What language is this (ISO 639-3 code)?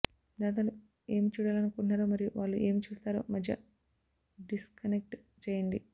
tel